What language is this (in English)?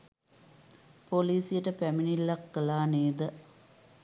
Sinhala